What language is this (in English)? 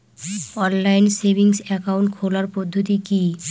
Bangla